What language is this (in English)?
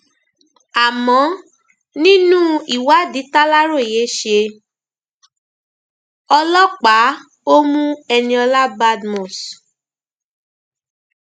Yoruba